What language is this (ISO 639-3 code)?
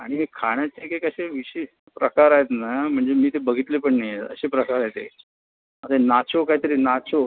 mar